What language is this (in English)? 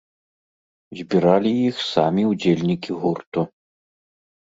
Belarusian